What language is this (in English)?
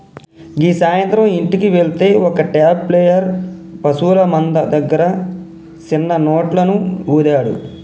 Telugu